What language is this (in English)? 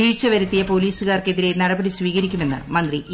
Malayalam